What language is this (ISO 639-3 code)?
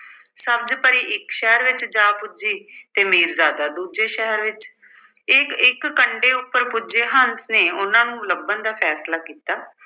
pan